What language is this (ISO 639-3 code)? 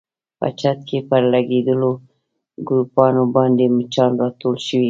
pus